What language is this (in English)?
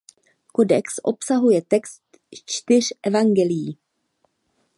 Czech